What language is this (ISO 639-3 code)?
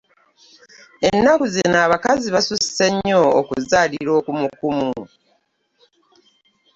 lug